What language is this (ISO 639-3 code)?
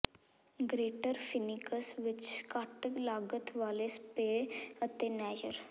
pan